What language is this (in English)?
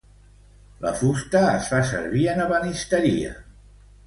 Catalan